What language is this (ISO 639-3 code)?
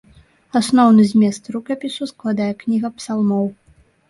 bel